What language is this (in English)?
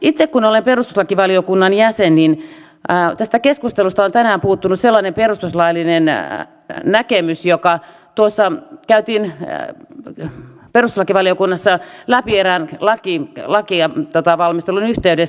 Finnish